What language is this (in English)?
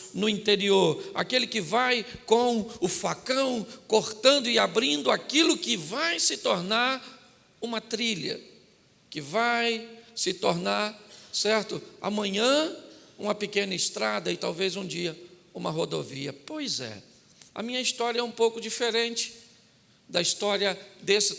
Portuguese